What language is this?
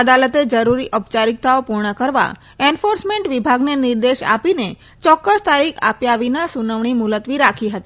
Gujarati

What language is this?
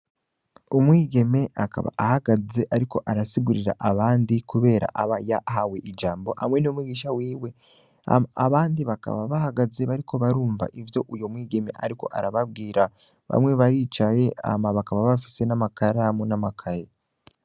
Rundi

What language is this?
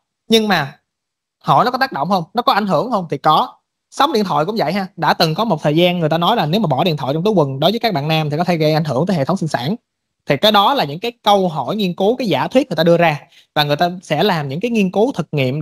Vietnamese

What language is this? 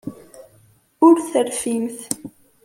Kabyle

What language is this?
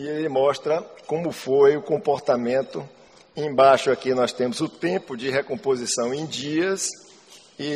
Portuguese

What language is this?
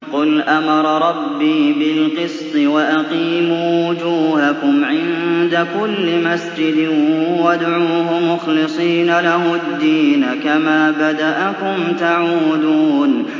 Arabic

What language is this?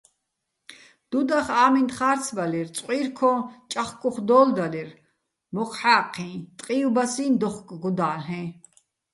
Bats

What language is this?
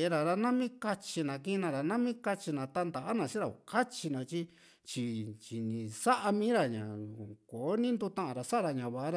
Juxtlahuaca Mixtec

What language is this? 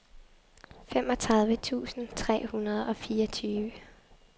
Danish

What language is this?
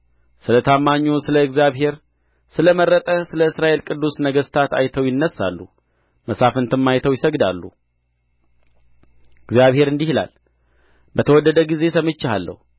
Amharic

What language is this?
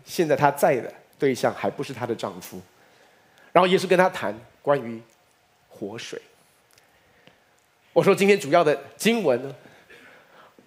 Chinese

